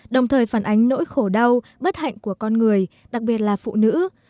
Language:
Vietnamese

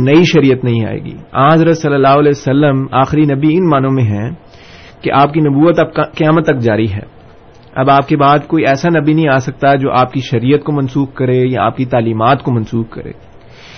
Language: Urdu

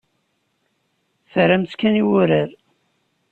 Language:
Kabyle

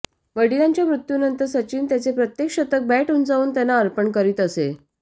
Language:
Marathi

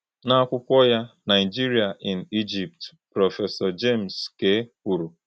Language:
Igbo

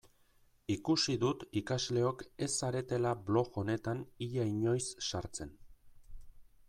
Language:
Basque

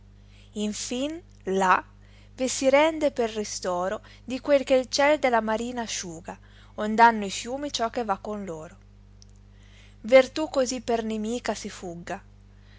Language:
Italian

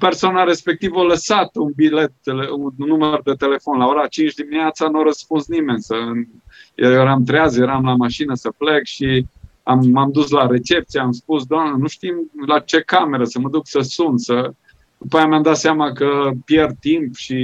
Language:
Romanian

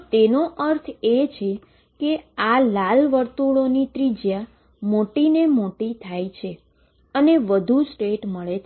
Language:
Gujarati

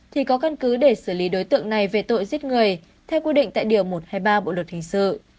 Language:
Vietnamese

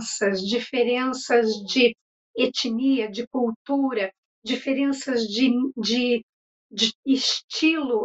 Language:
Portuguese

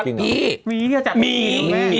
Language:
Thai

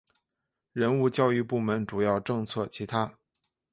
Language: Chinese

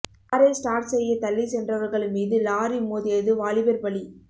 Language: Tamil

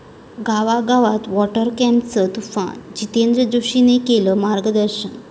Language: Marathi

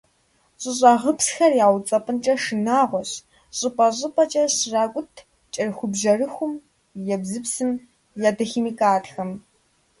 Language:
Kabardian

